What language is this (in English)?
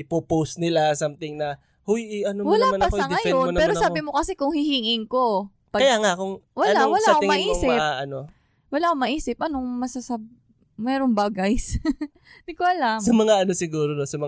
Filipino